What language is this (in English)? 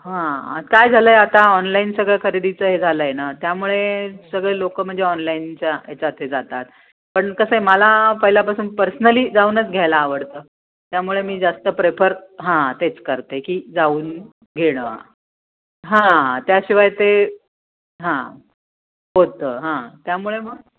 Marathi